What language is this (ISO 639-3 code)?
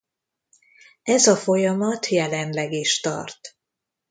hun